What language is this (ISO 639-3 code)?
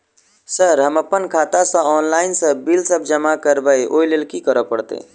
mai